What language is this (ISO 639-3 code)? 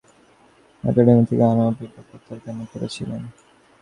ben